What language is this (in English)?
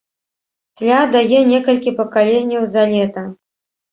Belarusian